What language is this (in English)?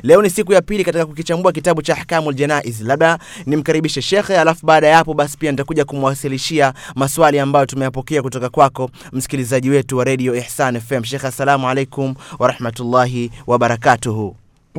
Swahili